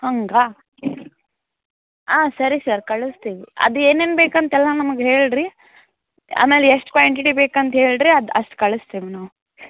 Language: Kannada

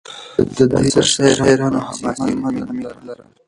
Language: Pashto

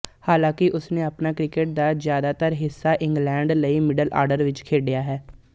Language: Punjabi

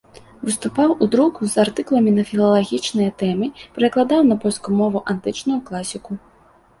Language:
Belarusian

